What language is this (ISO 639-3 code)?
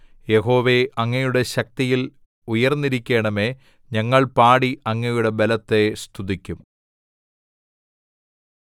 mal